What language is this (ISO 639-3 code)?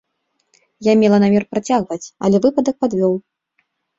bel